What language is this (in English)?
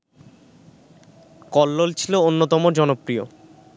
Bangla